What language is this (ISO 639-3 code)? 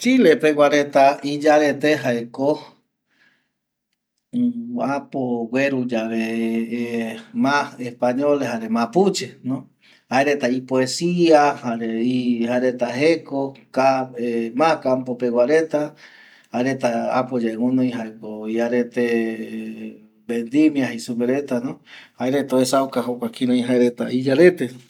gui